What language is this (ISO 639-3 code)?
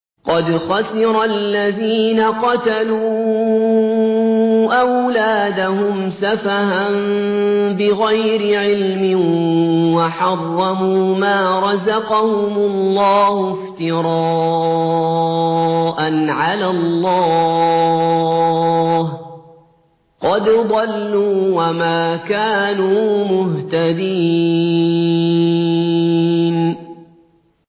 ara